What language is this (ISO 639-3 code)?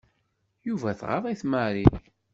kab